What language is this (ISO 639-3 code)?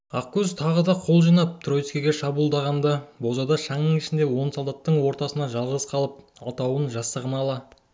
kaz